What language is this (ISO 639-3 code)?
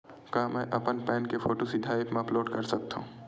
hne